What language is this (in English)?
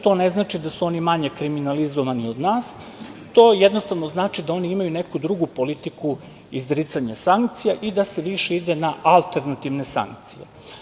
Serbian